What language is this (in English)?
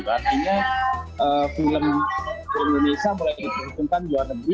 Indonesian